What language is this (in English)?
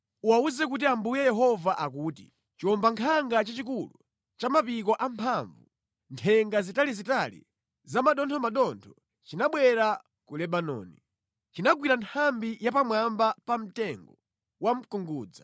Nyanja